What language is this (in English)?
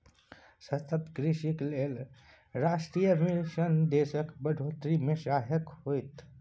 Maithili